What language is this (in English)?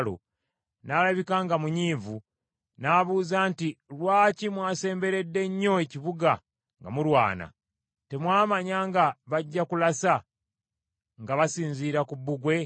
Ganda